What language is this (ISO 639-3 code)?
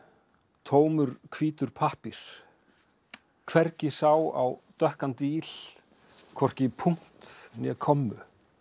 isl